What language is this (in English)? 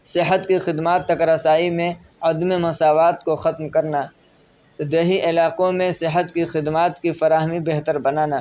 Urdu